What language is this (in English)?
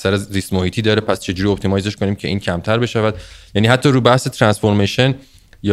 Persian